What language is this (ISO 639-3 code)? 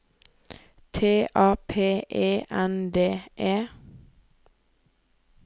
nor